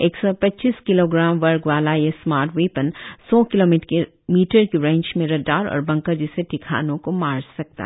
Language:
Hindi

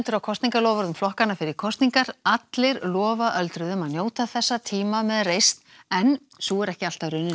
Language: Icelandic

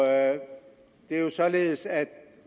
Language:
Danish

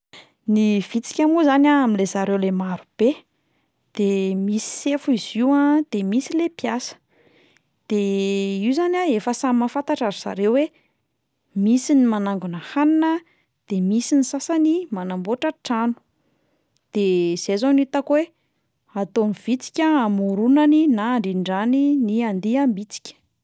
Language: Malagasy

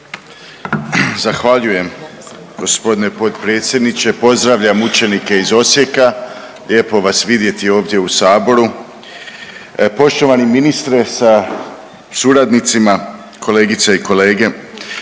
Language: Croatian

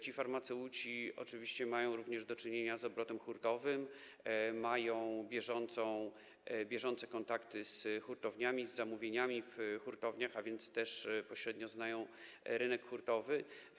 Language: Polish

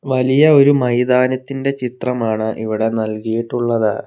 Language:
Malayalam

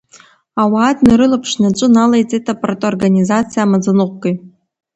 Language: Abkhazian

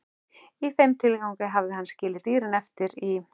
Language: Icelandic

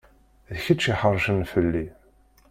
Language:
Kabyle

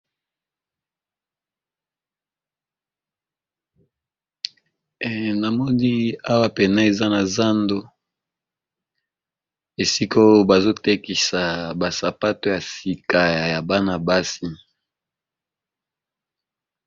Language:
Lingala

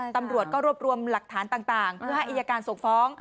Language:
Thai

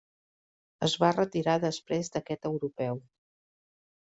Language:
Catalan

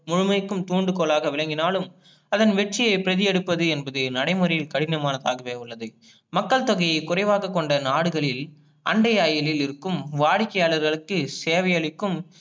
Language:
Tamil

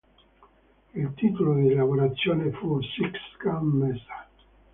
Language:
Italian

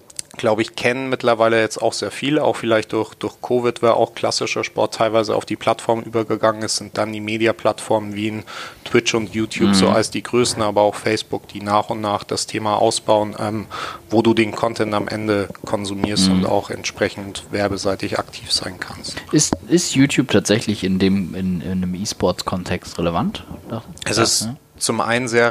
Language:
German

